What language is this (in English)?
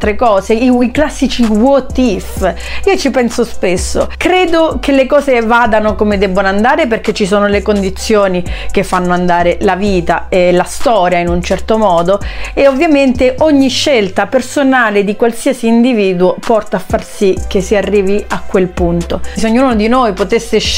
Italian